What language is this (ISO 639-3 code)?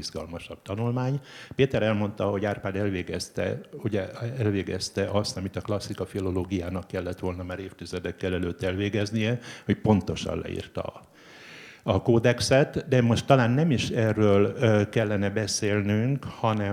hun